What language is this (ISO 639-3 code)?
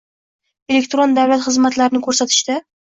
uzb